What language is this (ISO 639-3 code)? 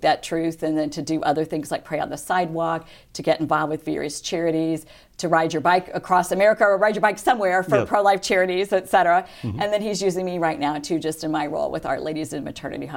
eng